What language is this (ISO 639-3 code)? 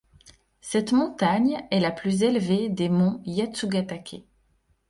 fra